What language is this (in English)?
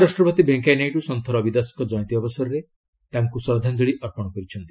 Odia